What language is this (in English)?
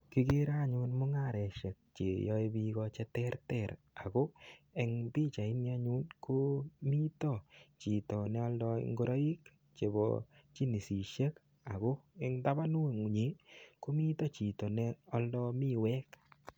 Kalenjin